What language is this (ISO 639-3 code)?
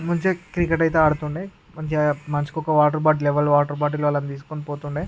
tel